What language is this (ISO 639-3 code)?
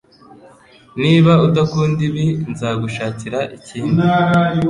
kin